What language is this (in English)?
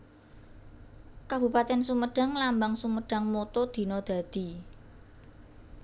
Javanese